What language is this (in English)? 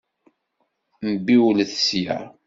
Kabyle